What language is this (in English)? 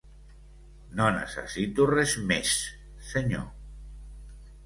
Catalan